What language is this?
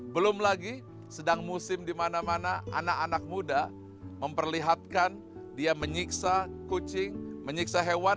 Indonesian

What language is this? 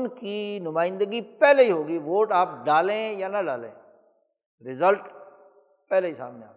Urdu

